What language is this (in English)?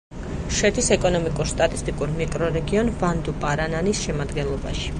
Georgian